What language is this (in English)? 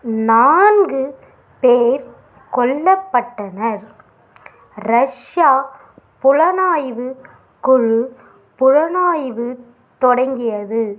Tamil